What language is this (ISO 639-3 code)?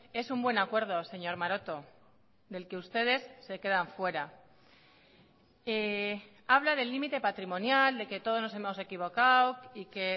spa